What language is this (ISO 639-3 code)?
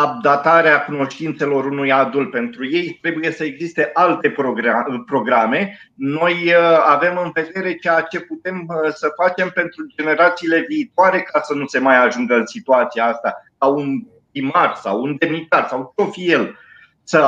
ron